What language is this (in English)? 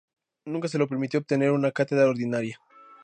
Spanish